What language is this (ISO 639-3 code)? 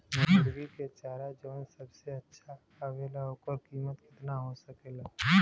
bho